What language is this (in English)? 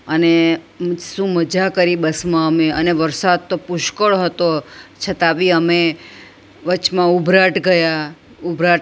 Gujarati